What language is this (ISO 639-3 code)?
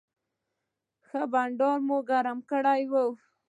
pus